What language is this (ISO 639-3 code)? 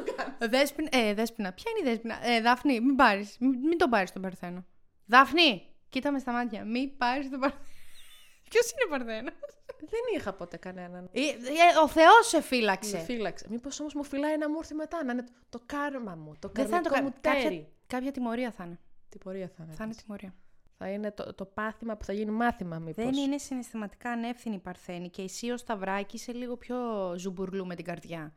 ell